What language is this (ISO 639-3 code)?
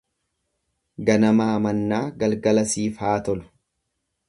orm